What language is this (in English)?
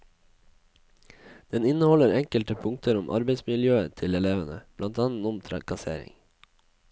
Norwegian